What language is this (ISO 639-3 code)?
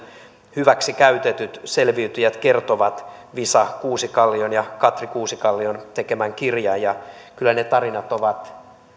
fin